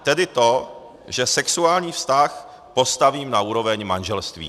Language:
Czech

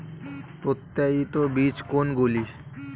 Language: Bangla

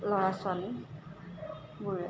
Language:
Assamese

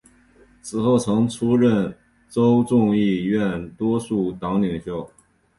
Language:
Chinese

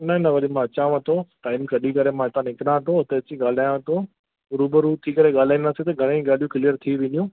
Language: Sindhi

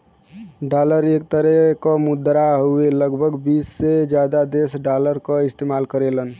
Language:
Bhojpuri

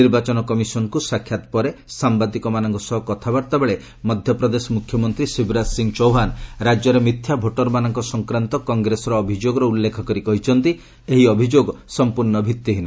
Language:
Odia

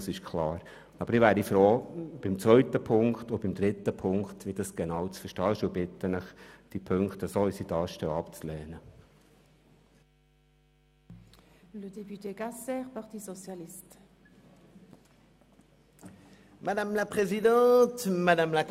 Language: Swiss German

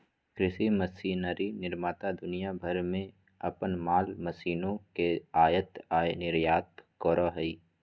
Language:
Magahi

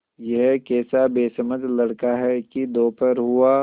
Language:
Hindi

